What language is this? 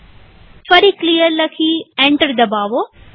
Gujarati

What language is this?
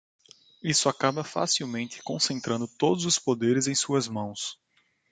Portuguese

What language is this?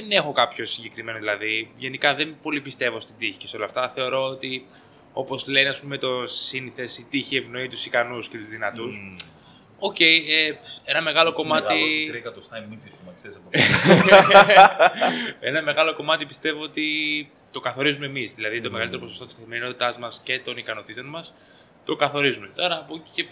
Greek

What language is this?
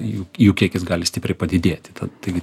Lithuanian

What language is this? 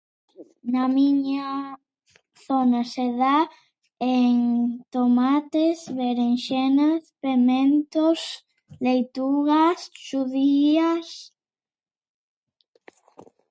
Galician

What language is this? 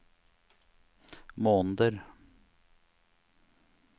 Norwegian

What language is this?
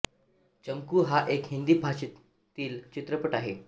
Marathi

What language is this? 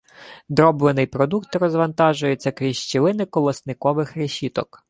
Ukrainian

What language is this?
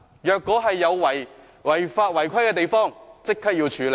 Cantonese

